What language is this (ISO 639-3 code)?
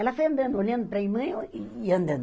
por